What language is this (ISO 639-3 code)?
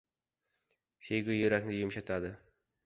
uzb